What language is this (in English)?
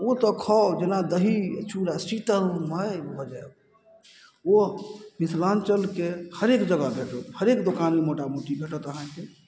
Maithili